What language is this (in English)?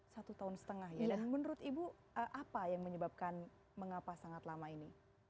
Indonesian